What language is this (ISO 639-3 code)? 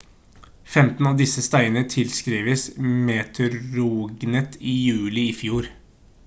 nob